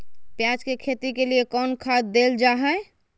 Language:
Magahi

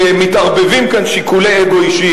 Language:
Hebrew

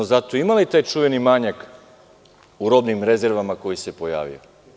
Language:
Serbian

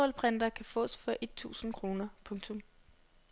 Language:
Danish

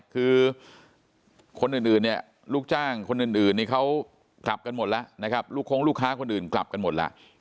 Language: Thai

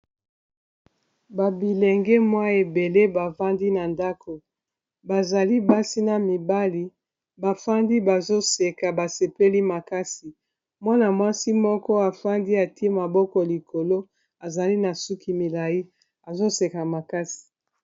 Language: Lingala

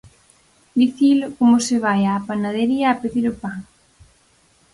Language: Galician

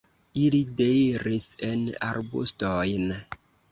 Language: Esperanto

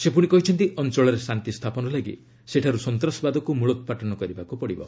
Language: Odia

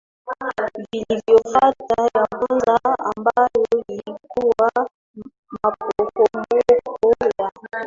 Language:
Swahili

